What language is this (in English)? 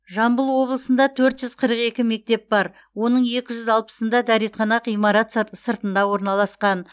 Kazakh